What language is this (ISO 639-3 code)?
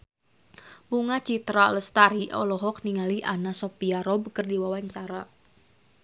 sun